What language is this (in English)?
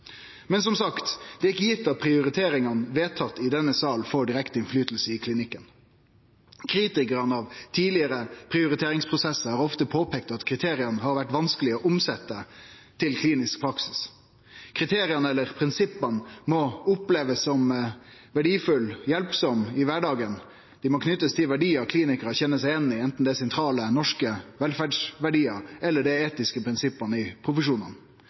Norwegian Nynorsk